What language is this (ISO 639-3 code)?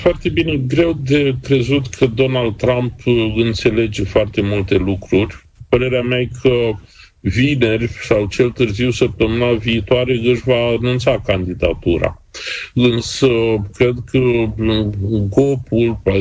ron